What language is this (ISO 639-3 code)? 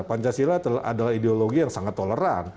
ind